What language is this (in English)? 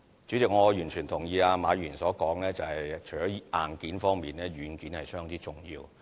Cantonese